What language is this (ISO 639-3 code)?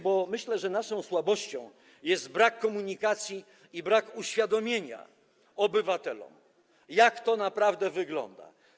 pol